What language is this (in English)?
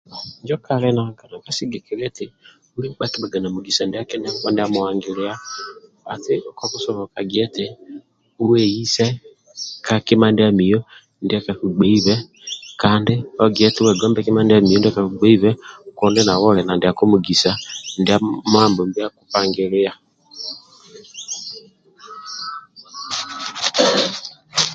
Amba (Uganda)